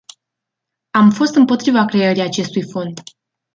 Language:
Romanian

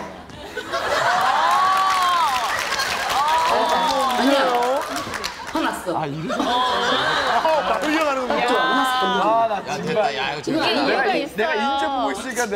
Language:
Korean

